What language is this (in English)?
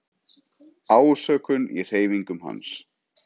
Icelandic